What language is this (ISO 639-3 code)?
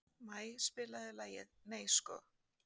isl